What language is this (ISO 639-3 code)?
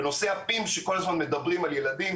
heb